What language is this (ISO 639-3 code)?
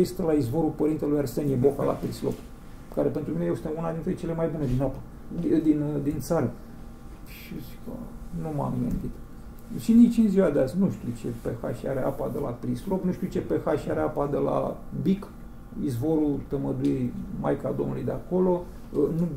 ron